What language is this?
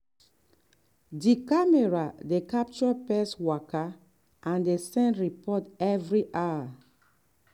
Nigerian Pidgin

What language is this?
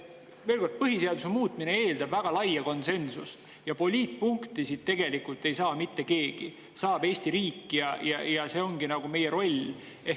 Estonian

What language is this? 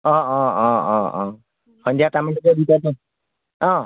Assamese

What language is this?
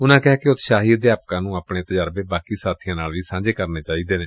Punjabi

